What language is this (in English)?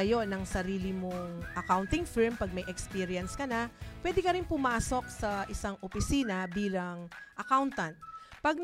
Filipino